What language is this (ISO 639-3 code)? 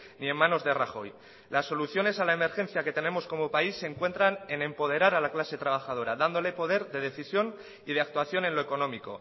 spa